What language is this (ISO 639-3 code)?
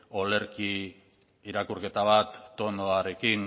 eus